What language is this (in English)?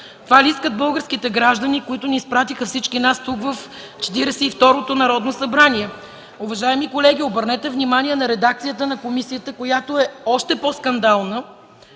Bulgarian